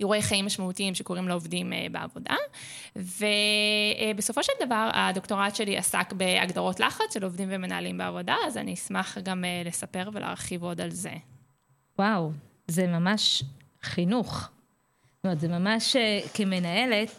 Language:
Hebrew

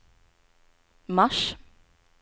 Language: Swedish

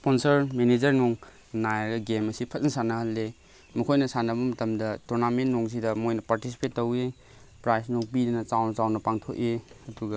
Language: Manipuri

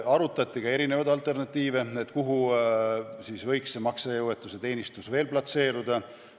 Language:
Estonian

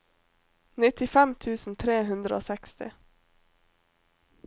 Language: Norwegian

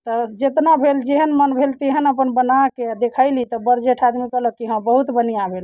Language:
Maithili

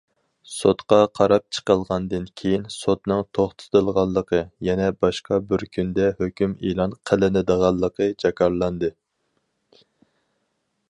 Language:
Uyghur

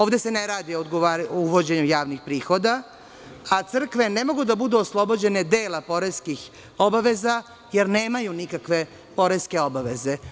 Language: Serbian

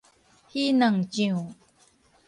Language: Min Nan Chinese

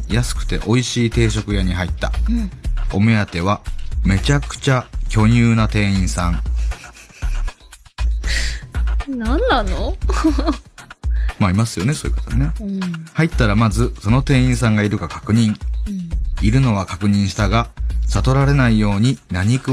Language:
Japanese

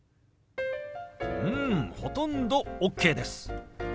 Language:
Japanese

